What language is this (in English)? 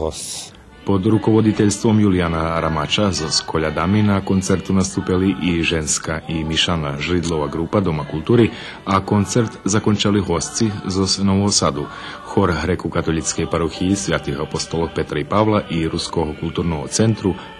Slovak